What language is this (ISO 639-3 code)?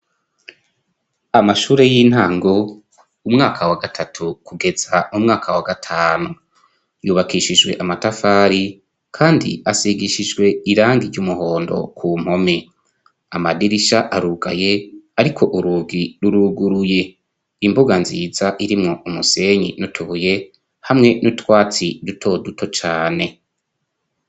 run